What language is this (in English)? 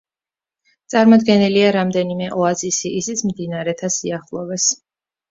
Georgian